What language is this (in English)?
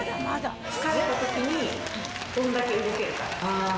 Japanese